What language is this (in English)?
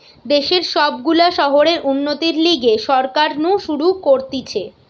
Bangla